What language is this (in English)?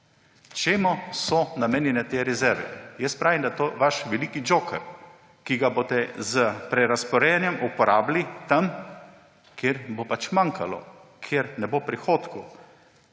Slovenian